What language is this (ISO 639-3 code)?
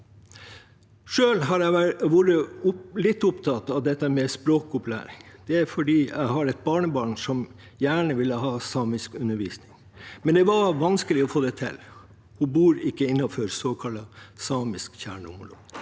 nor